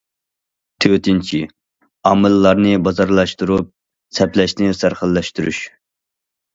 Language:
Uyghur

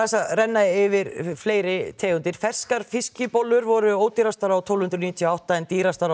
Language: Icelandic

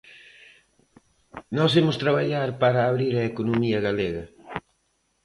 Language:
Galician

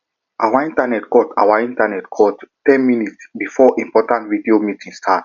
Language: Nigerian Pidgin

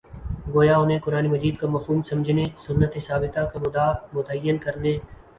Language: Urdu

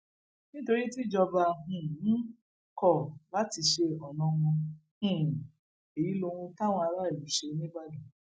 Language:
Yoruba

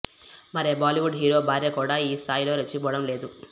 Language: Telugu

